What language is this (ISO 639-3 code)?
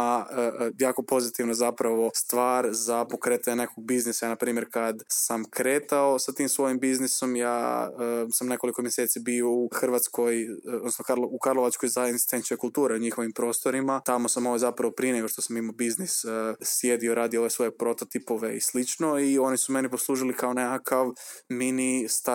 hrv